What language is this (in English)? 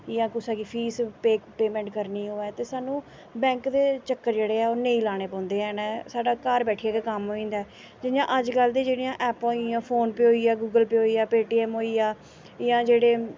Dogri